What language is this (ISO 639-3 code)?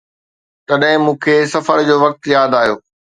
snd